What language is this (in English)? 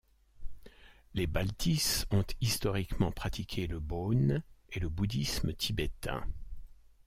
French